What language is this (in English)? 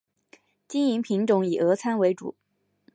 Chinese